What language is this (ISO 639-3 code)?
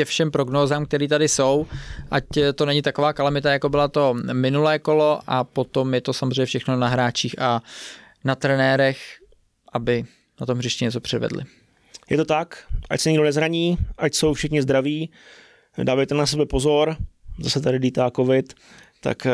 ces